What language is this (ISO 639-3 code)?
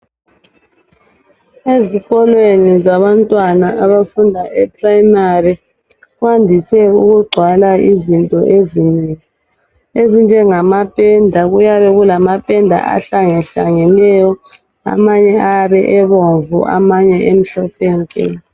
nde